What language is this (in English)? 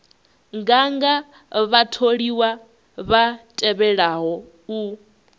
Venda